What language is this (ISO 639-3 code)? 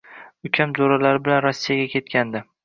uzb